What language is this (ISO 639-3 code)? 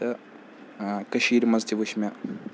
kas